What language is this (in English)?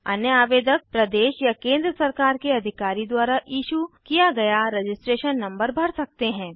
Hindi